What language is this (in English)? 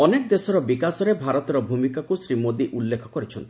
Odia